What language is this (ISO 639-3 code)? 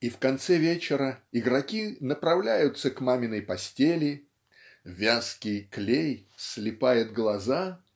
rus